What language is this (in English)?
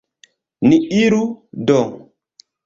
Esperanto